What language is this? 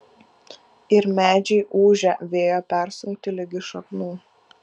Lithuanian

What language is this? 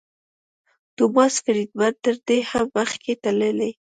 Pashto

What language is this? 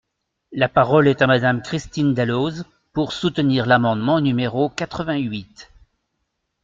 French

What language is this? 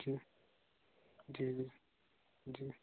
Hindi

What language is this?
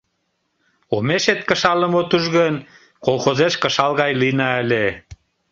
Mari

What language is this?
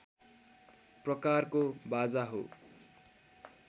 Nepali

